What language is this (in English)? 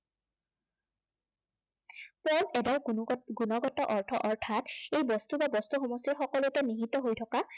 Assamese